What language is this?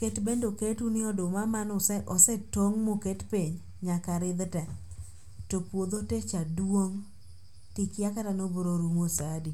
Luo (Kenya and Tanzania)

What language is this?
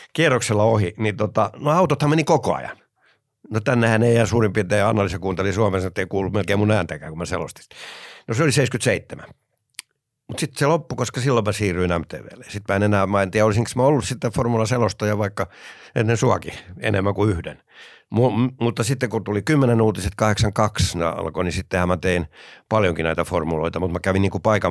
Finnish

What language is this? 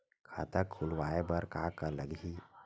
Chhattisgarhi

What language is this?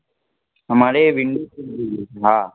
Gujarati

